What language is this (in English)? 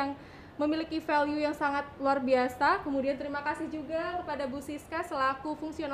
Indonesian